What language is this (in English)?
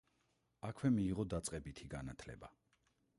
Georgian